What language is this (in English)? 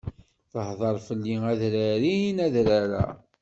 Kabyle